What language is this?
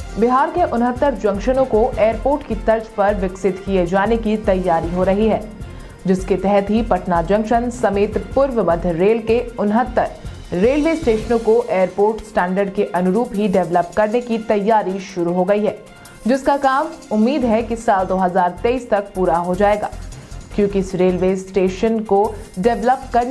Hindi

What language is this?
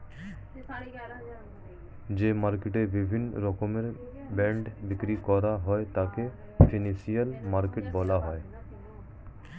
Bangla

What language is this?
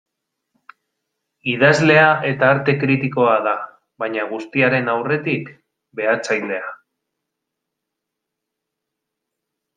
Basque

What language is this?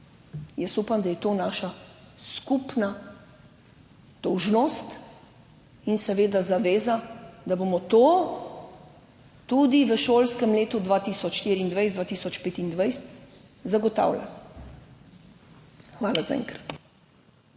Slovenian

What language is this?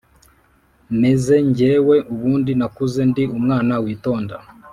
Kinyarwanda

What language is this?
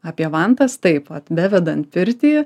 Lithuanian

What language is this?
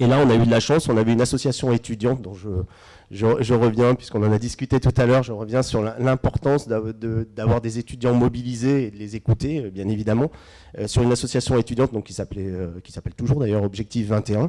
French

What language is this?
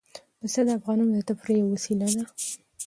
Pashto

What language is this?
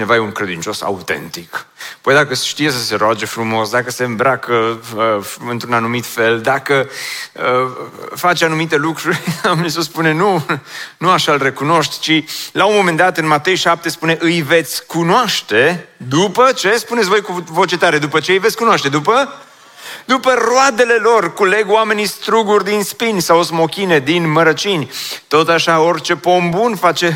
Romanian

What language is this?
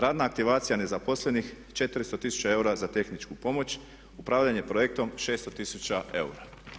Croatian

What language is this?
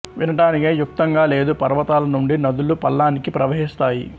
Telugu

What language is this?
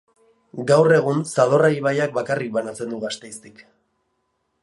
Basque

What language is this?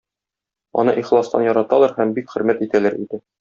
Tatar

